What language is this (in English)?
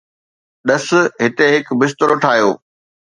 Sindhi